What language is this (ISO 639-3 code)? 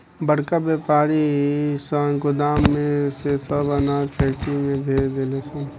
bho